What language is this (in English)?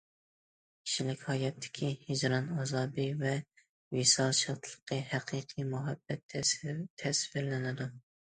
Uyghur